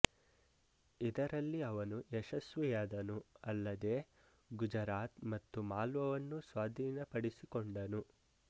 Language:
Kannada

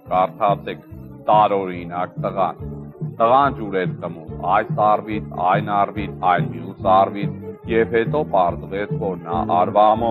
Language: Turkish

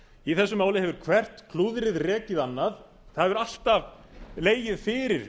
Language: Icelandic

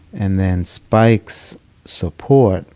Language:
English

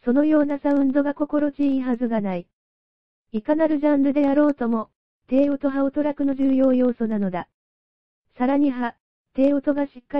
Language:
Japanese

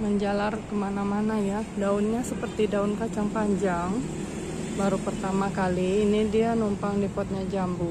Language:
Indonesian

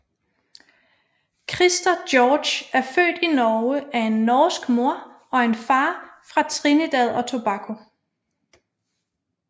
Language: Danish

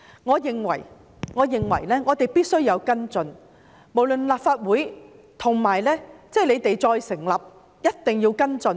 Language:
Cantonese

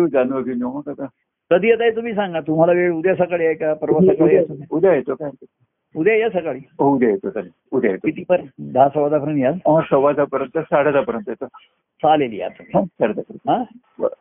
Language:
Marathi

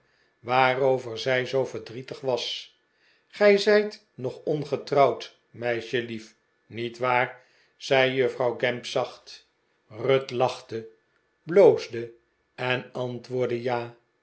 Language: Dutch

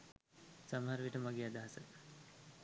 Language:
Sinhala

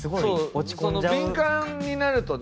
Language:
Japanese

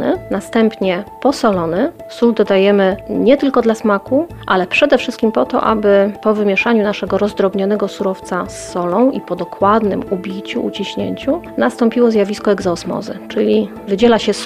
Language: Polish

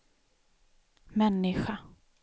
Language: Swedish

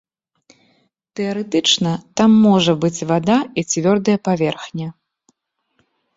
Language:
Belarusian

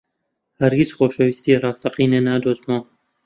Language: Central Kurdish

